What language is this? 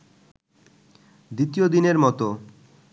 Bangla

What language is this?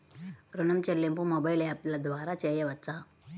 Telugu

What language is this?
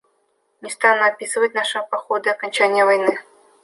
Russian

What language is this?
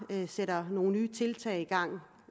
Danish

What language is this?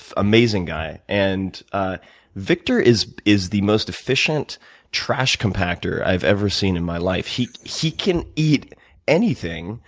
English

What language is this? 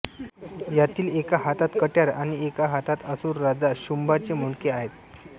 Marathi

